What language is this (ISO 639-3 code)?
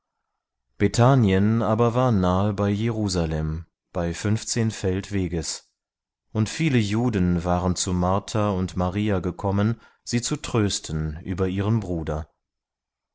deu